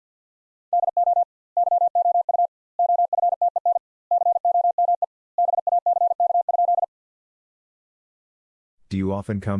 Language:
English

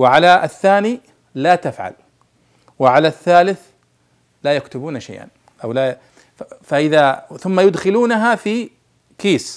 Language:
Arabic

